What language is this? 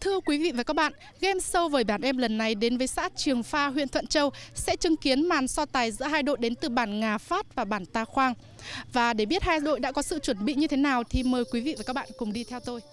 Vietnamese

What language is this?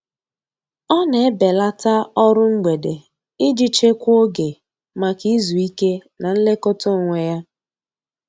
Igbo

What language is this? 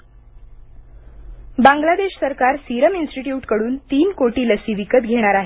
Marathi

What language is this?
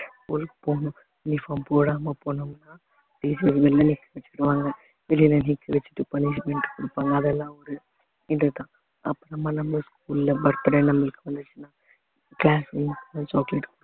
Tamil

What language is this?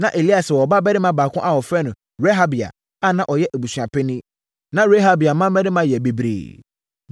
Akan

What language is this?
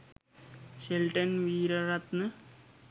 Sinhala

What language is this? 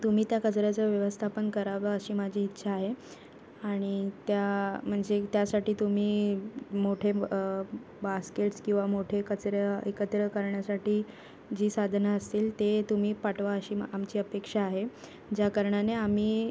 Marathi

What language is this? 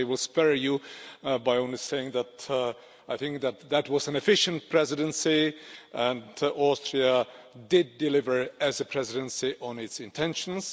English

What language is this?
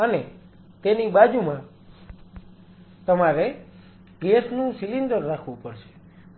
Gujarati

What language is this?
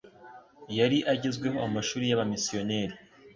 Kinyarwanda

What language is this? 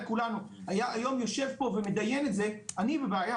Hebrew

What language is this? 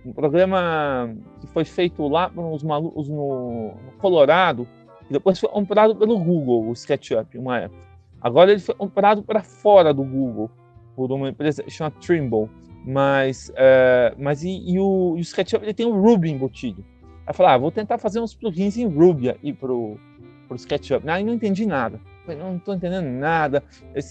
Portuguese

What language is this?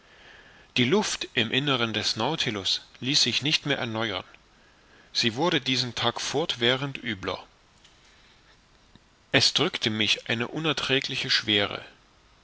German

